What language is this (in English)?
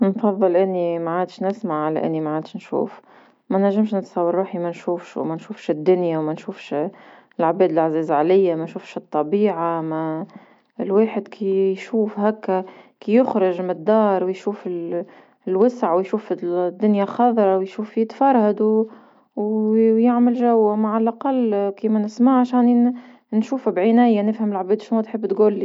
Tunisian Arabic